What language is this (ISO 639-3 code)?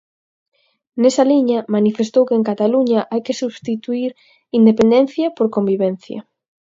glg